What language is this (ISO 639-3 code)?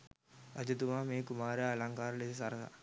sin